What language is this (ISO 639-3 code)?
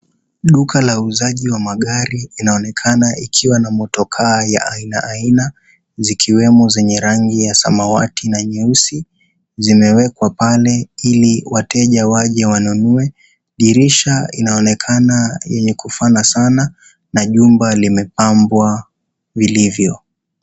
swa